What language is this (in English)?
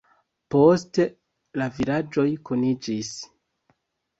Esperanto